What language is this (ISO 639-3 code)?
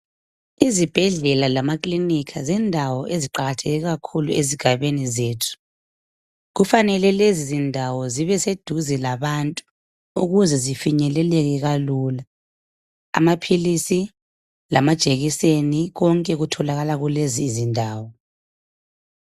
nde